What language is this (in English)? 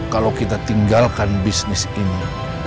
Indonesian